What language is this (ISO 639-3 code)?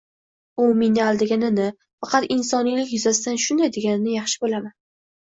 uzb